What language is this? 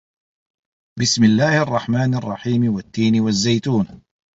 Arabic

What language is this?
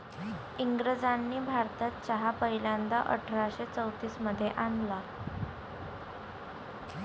Marathi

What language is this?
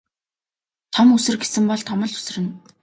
Mongolian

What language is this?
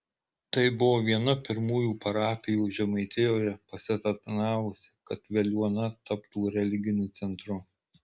Lithuanian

